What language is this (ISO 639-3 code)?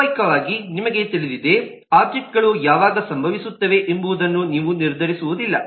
kan